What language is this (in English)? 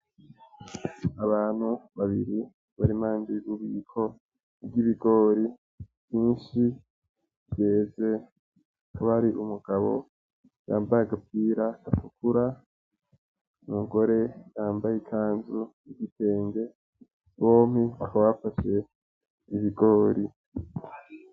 Rundi